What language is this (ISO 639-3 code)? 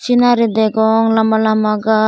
ccp